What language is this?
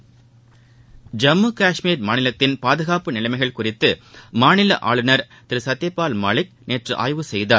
Tamil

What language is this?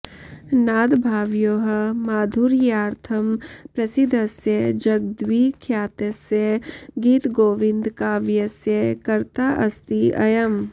Sanskrit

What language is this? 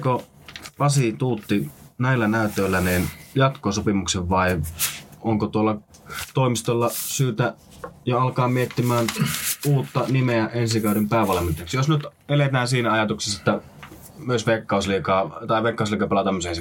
Finnish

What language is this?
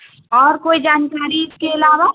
Urdu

